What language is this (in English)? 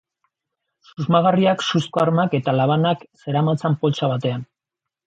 Basque